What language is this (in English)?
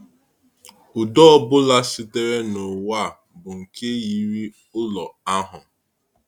Igbo